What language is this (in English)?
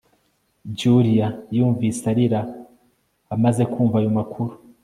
Kinyarwanda